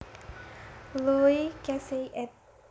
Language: Javanese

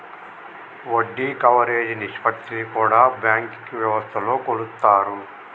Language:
Telugu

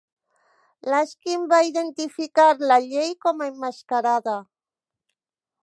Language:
Catalan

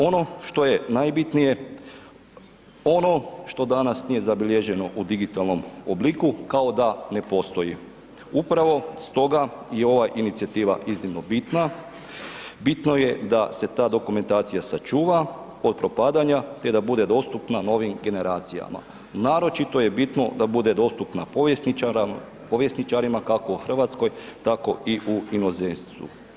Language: Croatian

